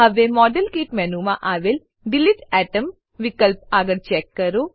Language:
Gujarati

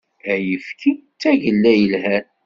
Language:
Kabyle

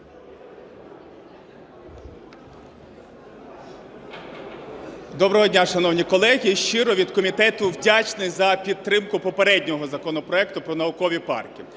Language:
Ukrainian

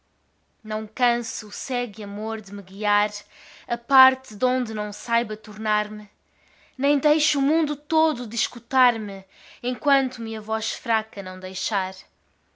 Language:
Portuguese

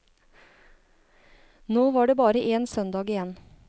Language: Norwegian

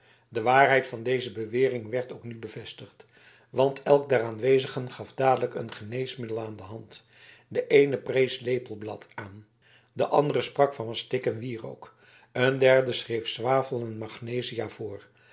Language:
Dutch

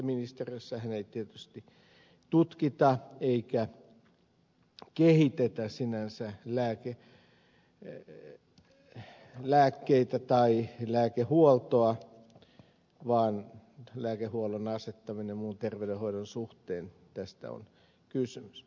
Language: Finnish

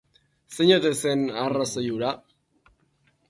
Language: Basque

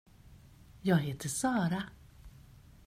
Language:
Swedish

